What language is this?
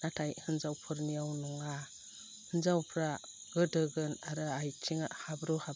Bodo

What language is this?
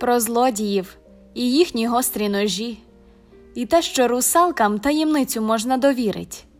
Ukrainian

